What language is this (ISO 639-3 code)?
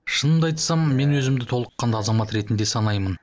kaz